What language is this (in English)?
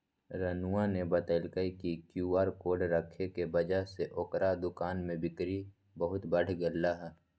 Magahi